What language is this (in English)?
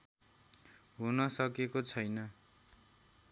Nepali